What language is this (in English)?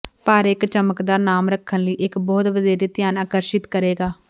Punjabi